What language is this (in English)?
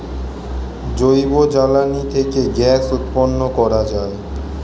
Bangla